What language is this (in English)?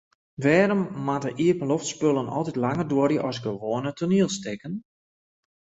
Western Frisian